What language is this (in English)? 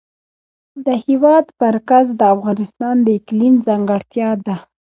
Pashto